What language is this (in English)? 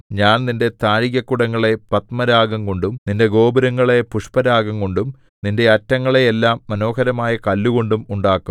Malayalam